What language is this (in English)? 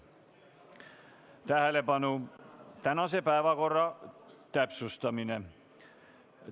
Estonian